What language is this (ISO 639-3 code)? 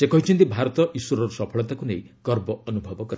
ori